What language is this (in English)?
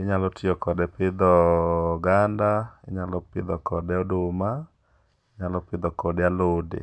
Luo (Kenya and Tanzania)